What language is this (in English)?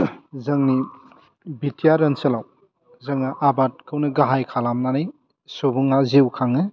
Bodo